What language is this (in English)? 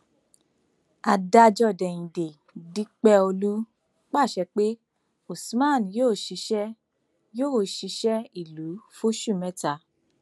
Yoruba